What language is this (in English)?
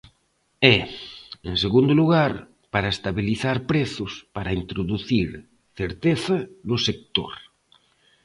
Galician